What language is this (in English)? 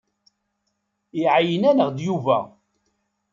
Kabyle